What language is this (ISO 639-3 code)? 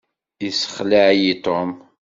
kab